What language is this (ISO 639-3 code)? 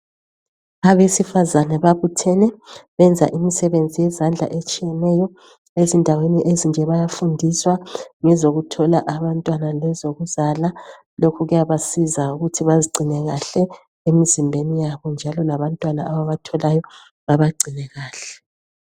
nde